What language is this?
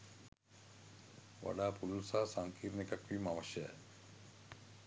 Sinhala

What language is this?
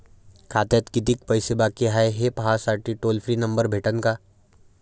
Marathi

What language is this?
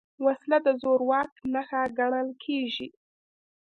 Pashto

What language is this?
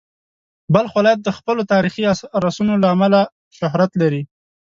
Pashto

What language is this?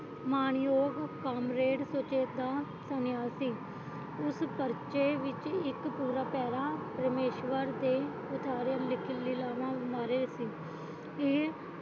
Punjabi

